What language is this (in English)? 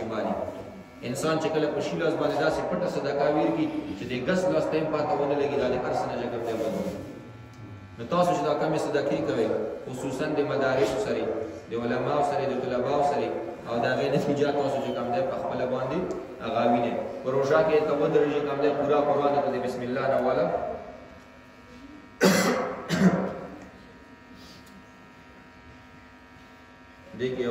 Indonesian